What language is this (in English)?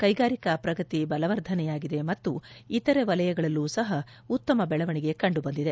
Kannada